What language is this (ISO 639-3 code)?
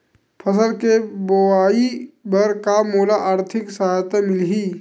hne